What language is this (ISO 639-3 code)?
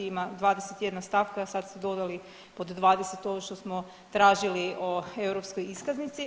hrv